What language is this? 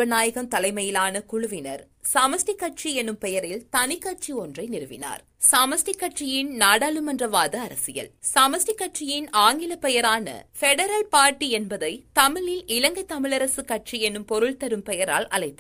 Tamil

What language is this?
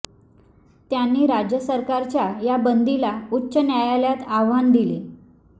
Marathi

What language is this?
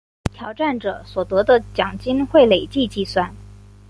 Chinese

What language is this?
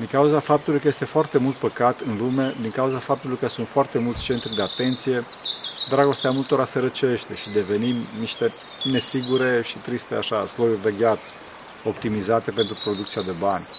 Romanian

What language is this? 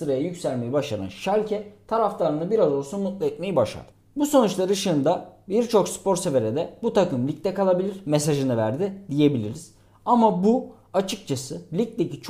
Turkish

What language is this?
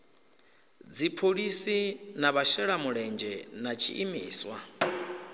Venda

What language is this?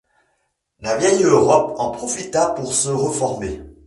French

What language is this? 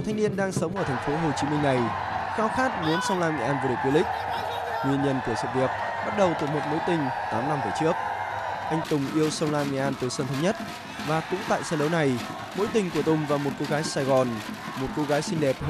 Vietnamese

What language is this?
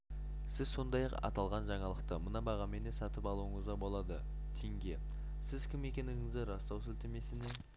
Kazakh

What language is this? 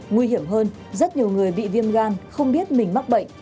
Vietnamese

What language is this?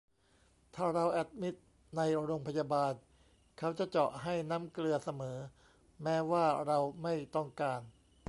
Thai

